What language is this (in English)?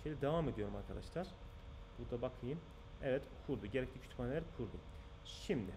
Turkish